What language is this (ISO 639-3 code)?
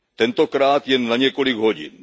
ces